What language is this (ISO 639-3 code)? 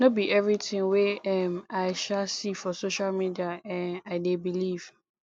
pcm